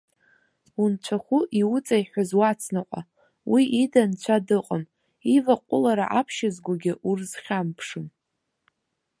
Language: Abkhazian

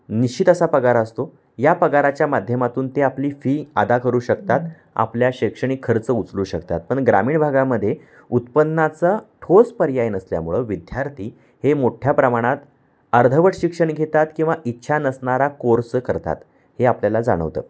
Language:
Marathi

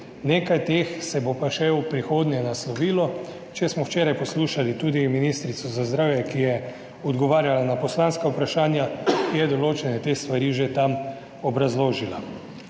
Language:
Slovenian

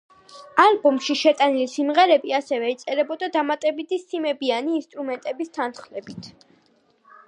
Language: Georgian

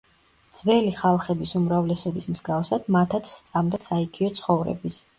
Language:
Georgian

